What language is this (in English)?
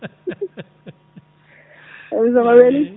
Fula